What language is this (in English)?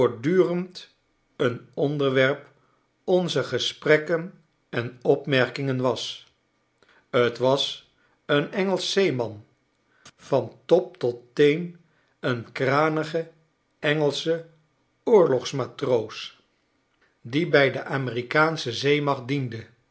Dutch